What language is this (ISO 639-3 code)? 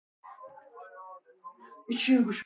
fas